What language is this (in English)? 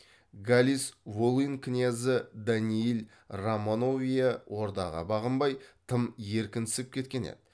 Kazakh